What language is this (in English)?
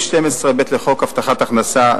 Hebrew